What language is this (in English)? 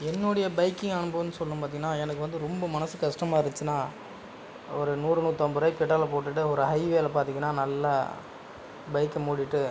Tamil